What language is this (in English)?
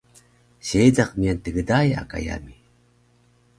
Taroko